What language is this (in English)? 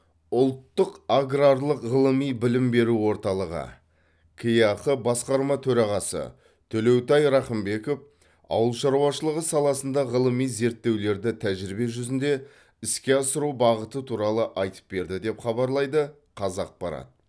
Kazakh